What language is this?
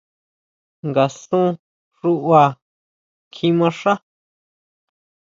Huautla Mazatec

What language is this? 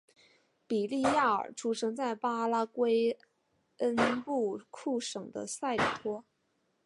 Chinese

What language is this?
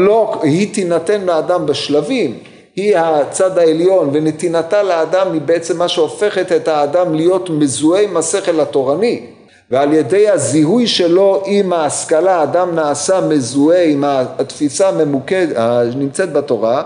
Hebrew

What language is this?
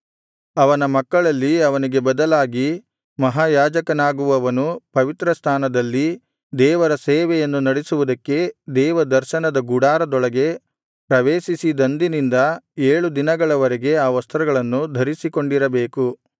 Kannada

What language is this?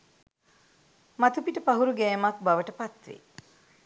Sinhala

